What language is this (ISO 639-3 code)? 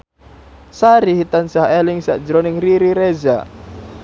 jav